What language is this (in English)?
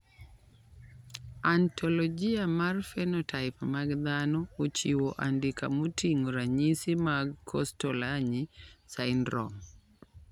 Luo (Kenya and Tanzania)